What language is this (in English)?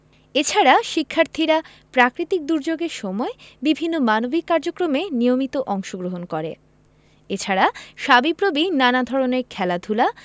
Bangla